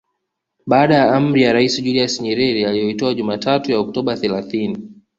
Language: Swahili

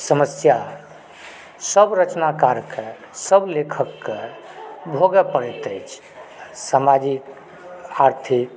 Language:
Maithili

